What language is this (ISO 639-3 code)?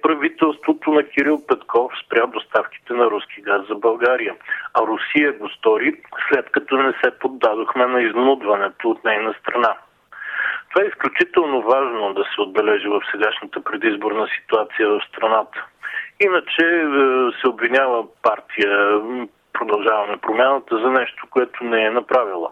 bul